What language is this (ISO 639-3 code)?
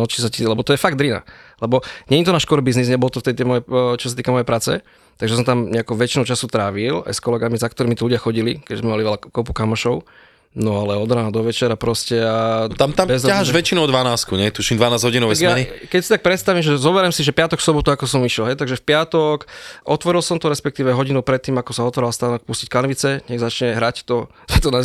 slk